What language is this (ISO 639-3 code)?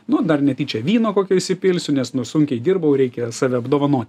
lit